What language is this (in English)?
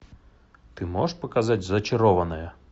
Russian